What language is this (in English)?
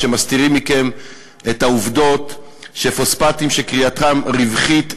Hebrew